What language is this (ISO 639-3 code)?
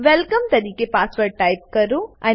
guj